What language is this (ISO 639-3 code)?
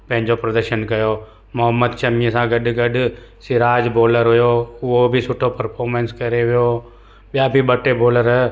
snd